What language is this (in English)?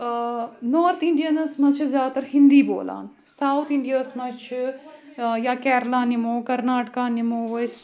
Kashmiri